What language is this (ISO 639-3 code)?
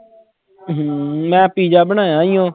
pan